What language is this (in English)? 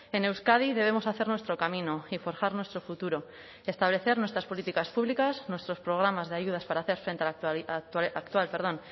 Spanish